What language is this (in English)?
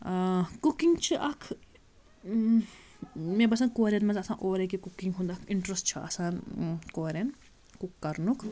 Kashmiri